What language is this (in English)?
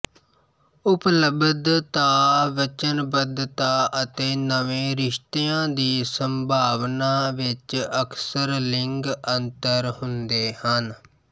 Punjabi